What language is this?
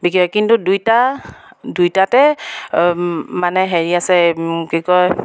Assamese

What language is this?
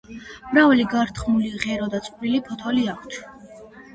Georgian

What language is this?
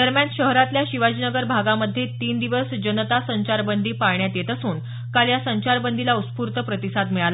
Marathi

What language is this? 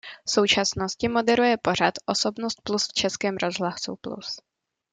Czech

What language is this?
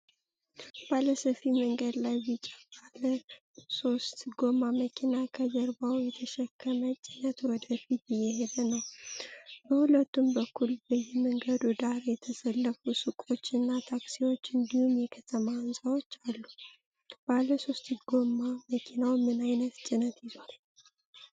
Amharic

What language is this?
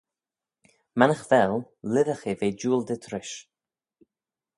Manx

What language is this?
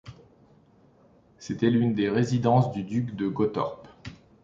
French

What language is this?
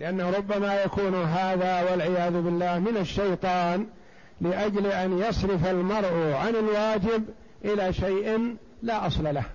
Arabic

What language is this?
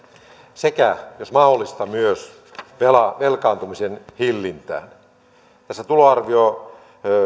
Finnish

